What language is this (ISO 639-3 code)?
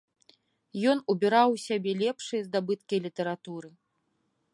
bel